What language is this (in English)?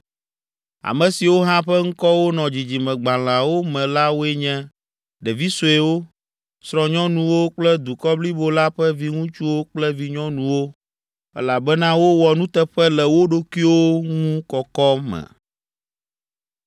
Ewe